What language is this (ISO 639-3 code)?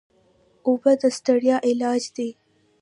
pus